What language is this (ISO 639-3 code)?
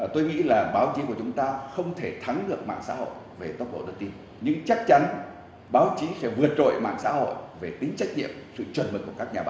vie